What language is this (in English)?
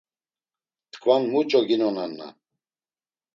Laz